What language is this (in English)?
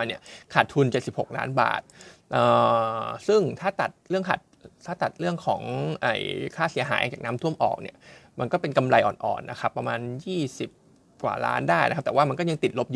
Thai